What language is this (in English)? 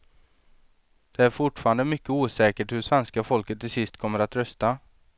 Swedish